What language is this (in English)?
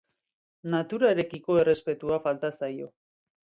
Basque